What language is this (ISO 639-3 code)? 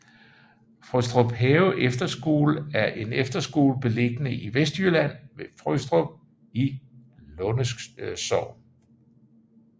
dan